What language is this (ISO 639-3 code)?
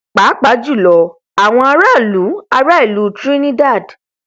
yor